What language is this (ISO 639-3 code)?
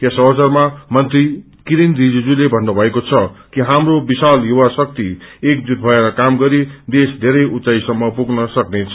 nep